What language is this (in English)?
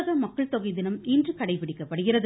Tamil